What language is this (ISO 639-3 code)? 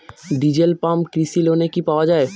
ben